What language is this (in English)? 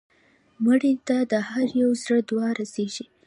Pashto